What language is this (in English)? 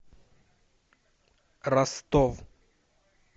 Russian